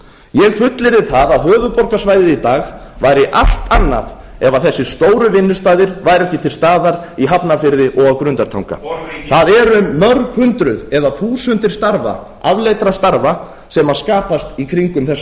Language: Icelandic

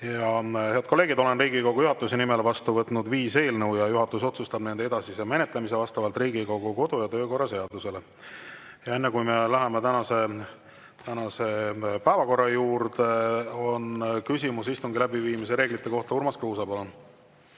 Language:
Estonian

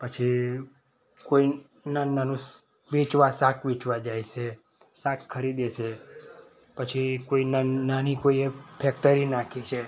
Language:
Gujarati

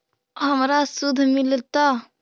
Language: Magahi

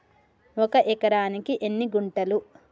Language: Telugu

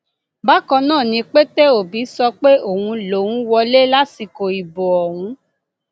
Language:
Yoruba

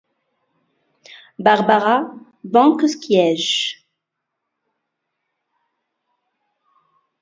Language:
French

